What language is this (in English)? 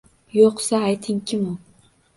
Uzbek